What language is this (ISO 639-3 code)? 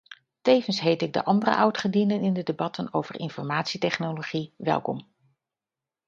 nld